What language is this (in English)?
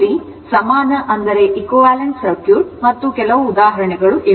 Kannada